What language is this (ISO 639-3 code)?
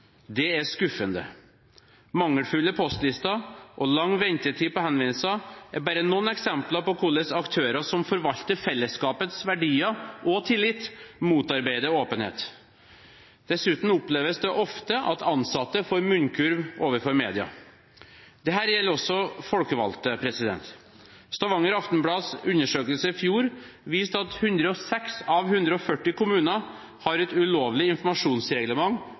nob